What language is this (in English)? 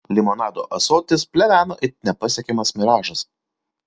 Lithuanian